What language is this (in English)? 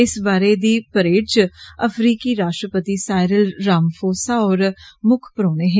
Dogri